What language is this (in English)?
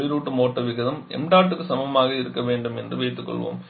Tamil